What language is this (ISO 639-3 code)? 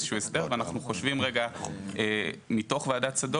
heb